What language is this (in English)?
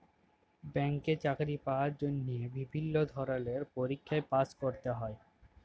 Bangla